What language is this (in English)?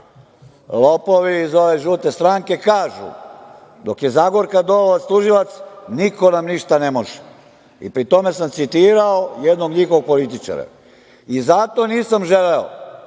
Serbian